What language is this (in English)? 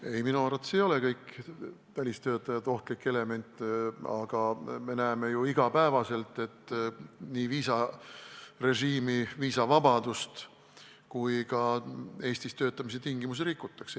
Estonian